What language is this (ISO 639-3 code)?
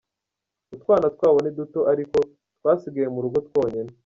kin